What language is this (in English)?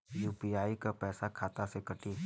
Bhojpuri